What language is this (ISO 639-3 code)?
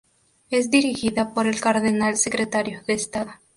spa